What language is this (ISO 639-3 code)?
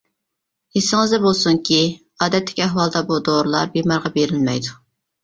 uig